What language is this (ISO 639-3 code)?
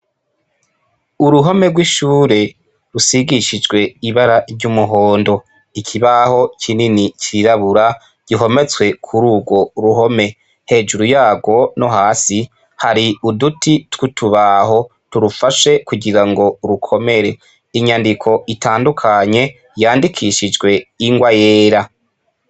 run